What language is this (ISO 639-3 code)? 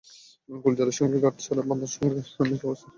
ben